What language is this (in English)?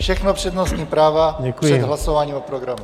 Czech